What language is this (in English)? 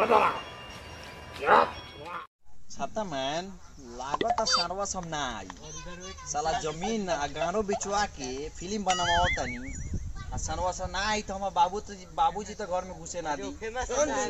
Hindi